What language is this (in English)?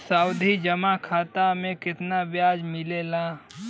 Bhojpuri